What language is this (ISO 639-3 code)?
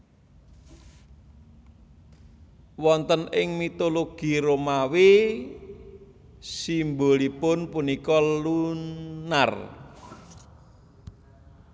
jav